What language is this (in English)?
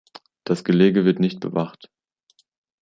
German